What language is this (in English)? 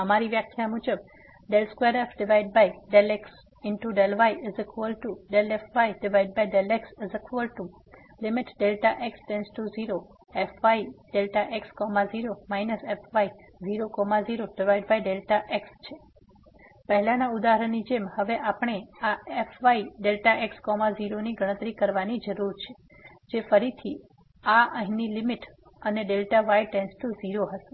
Gujarati